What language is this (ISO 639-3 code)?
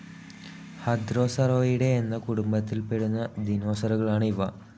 mal